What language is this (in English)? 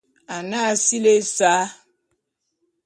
Bulu